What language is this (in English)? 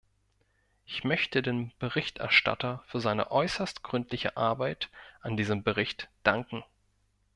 German